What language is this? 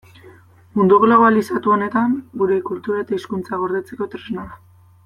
Basque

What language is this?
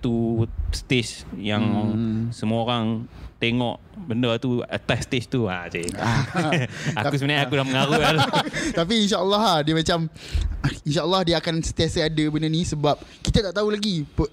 Malay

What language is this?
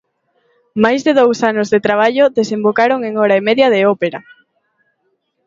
Galician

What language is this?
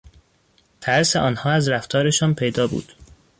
Persian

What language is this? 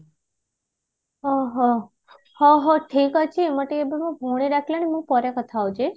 Odia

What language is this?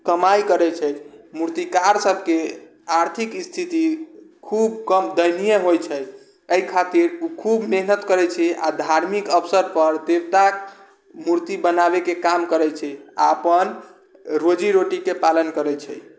Maithili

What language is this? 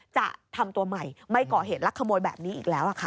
Thai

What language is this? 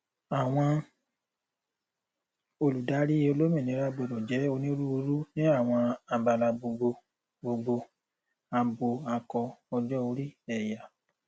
Yoruba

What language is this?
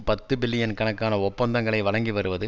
Tamil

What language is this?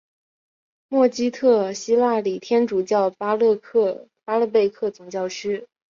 Chinese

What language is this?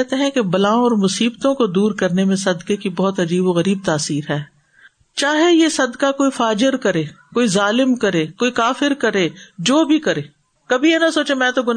Urdu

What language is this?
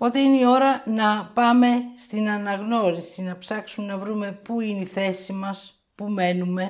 Greek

